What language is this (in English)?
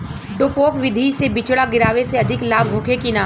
Bhojpuri